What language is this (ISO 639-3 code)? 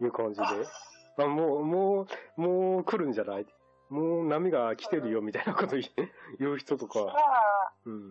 jpn